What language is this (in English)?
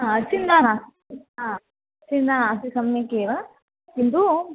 Sanskrit